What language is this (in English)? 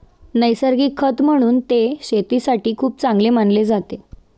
Marathi